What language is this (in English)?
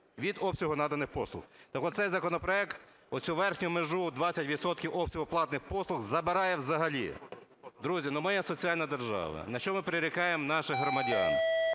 Ukrainian